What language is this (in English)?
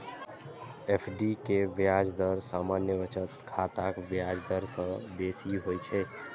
Maithili